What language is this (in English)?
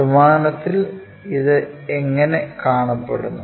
Malayalam